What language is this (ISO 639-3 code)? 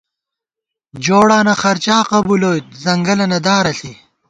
gwt